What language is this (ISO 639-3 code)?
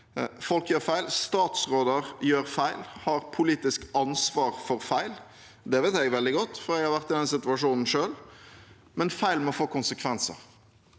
nor